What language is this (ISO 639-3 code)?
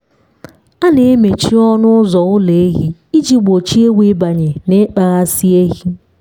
ibo